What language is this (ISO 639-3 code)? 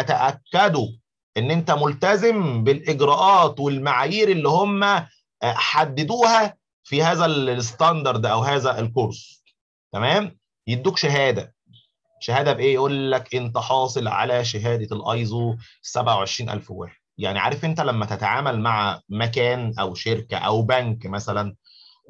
ara